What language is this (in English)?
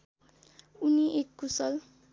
Nepali